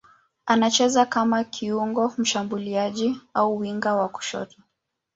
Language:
Swahili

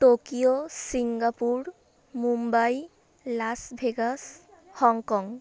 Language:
Bangla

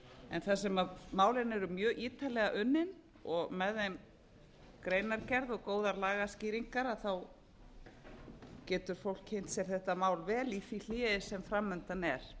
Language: Icelandic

